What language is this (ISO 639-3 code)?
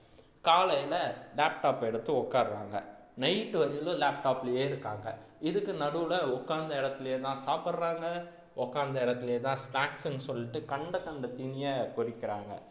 tam